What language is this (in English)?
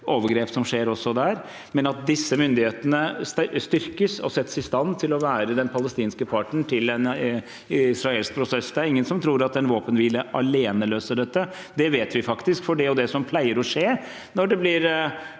Norwegian